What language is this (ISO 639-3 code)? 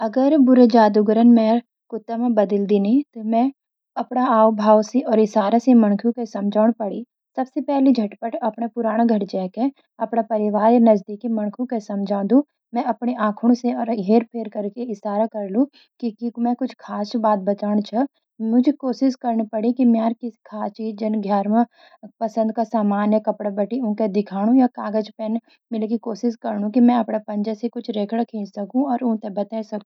gbm